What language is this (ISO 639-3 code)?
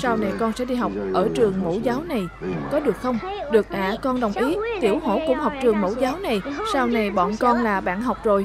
vie